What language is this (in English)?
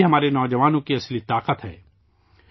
Urdu